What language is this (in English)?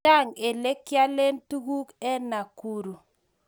Kalenjin